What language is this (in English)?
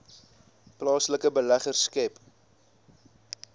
Afrikaans